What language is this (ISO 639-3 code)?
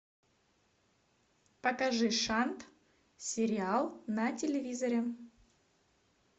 rus